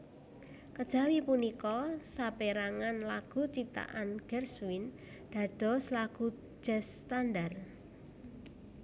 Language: Javanese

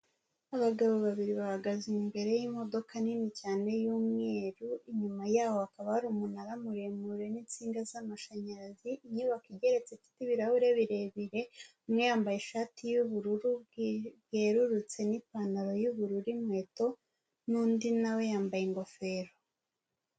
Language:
Kinyarwanda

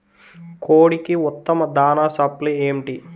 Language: Telugu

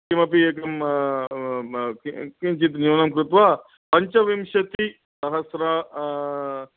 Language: Sanskrit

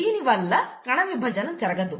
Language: Telugu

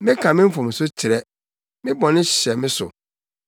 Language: Akan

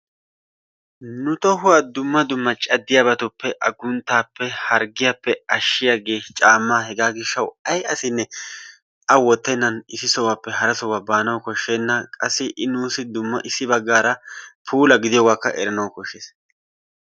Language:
Wolaytta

